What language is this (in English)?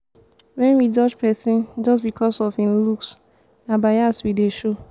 Nigerian Pidgin